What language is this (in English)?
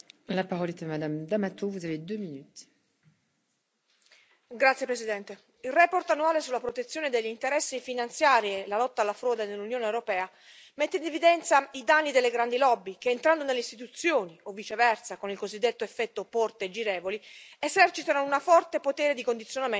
Italian